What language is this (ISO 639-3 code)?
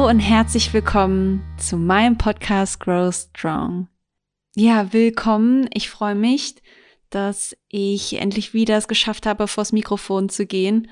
deu